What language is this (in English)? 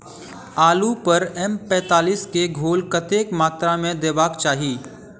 Maithili